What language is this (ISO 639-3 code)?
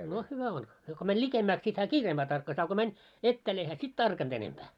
fin